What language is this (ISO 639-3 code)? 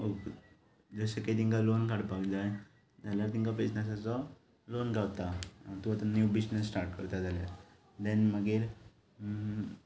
kok